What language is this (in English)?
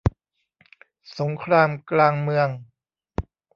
Thai